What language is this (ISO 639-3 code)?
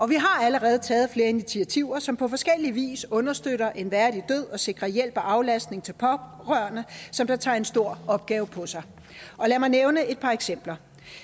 dan